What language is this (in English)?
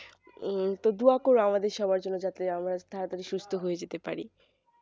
Bangla